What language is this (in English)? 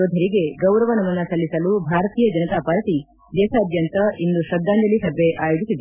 Kannada